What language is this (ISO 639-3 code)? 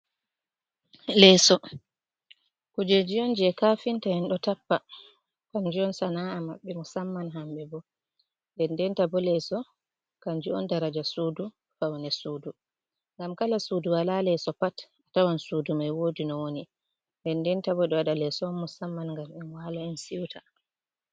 ful